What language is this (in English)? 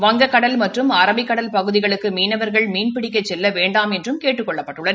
Tamil